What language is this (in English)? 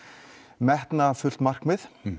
Icelandic